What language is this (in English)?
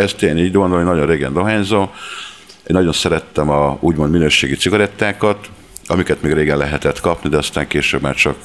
Hungarian